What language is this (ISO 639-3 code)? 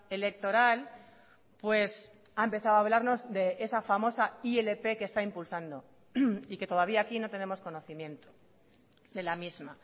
spa